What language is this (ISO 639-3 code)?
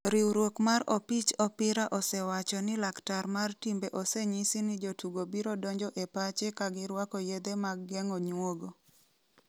luo